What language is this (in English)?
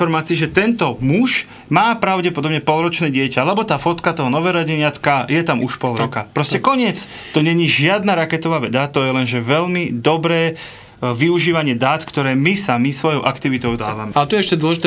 Slovak